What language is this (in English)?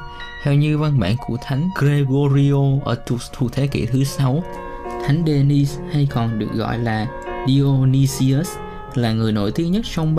Vietnamese